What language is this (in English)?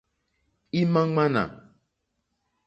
Mokpwe